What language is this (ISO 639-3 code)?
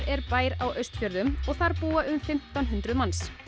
isl